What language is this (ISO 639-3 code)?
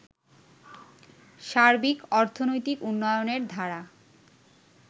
ben